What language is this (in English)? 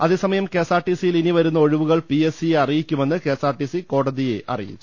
Malayalam